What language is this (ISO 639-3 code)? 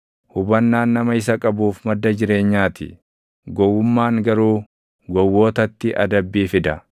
orm